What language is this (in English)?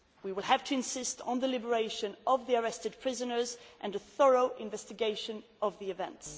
English